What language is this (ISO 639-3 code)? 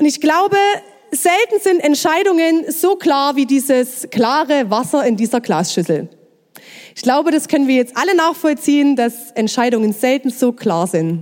deu